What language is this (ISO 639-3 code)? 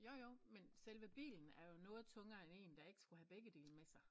dan